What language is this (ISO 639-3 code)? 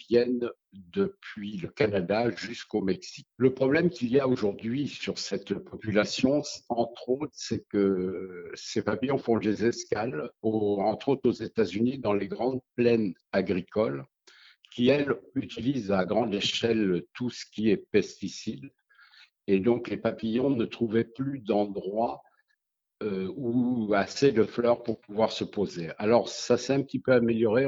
fra